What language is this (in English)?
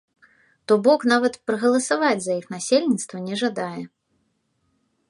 Belarusian